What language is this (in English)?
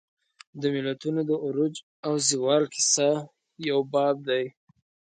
Pashto